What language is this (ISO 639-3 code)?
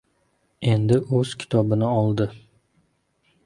uzb